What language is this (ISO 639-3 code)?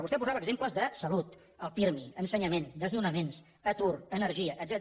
cat